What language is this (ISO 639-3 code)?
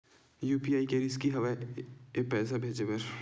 hne